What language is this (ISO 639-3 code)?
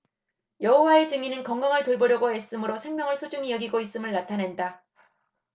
kor